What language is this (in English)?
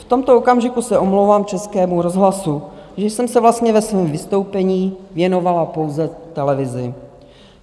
Czech